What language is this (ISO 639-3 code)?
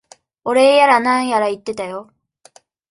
jpn